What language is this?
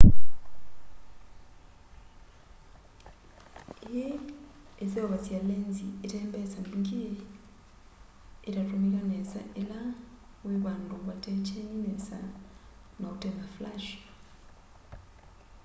Kamba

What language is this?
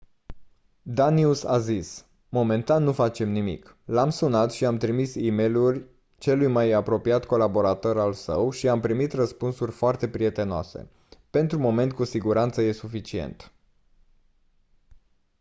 Romanian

